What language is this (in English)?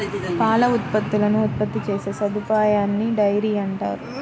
Telugu